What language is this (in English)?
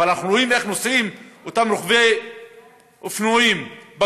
Hebrew